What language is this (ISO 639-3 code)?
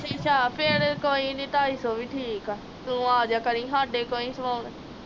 pan